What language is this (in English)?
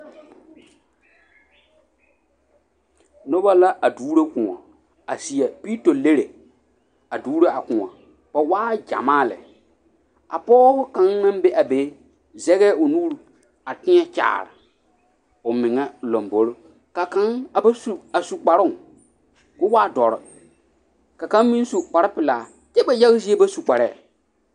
Southern Dagaare